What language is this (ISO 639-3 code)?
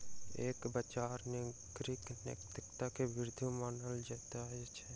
mai